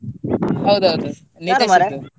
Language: Kannada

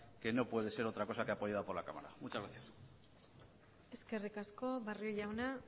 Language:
Spanish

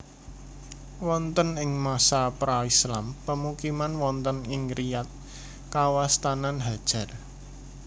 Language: Javanese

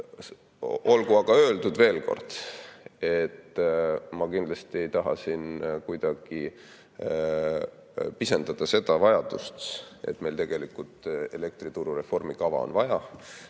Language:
Estonian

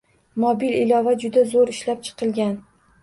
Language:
Uzbek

